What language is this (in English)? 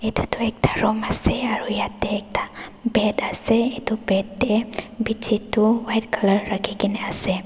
Naga Pidgin